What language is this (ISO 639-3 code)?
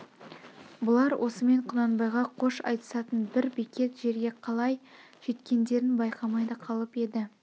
kaz